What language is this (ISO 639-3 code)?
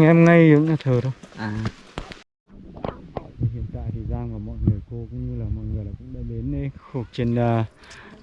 vie